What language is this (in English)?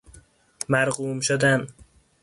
Persian